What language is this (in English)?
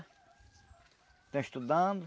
Portuguese